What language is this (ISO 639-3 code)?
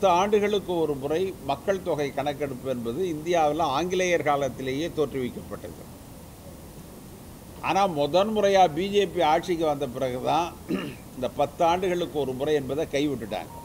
ara